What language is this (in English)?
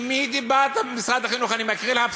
Hebrew